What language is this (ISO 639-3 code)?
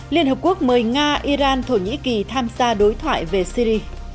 vie